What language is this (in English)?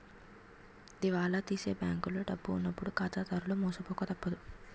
Telugu